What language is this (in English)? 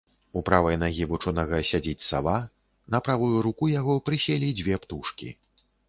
Belarusian